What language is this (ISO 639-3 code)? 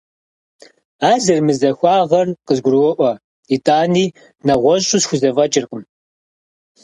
kbd